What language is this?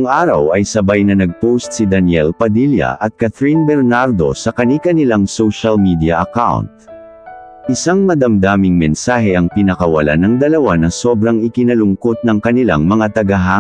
Filipino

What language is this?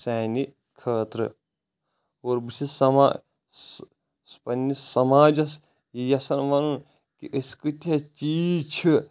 Kashmiri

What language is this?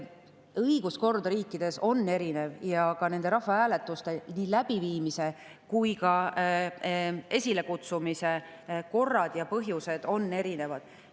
Estonian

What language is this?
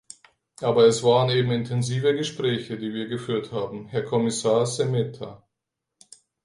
German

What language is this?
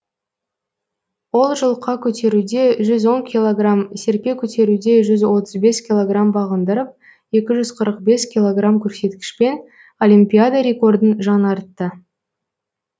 Kazakh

